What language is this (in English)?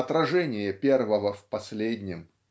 Russian